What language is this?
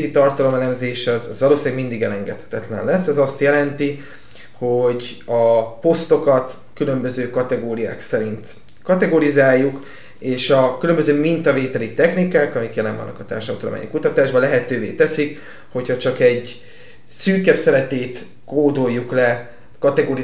Hungarian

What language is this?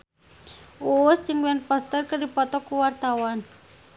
Sundanese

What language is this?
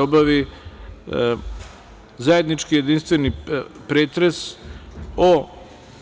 Serbian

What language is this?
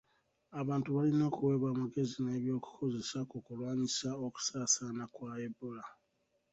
Ganda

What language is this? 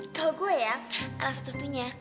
Indonesian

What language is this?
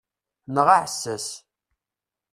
Kabyle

